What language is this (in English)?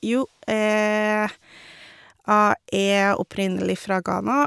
Norwegian